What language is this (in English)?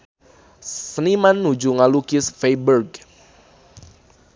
Sundanese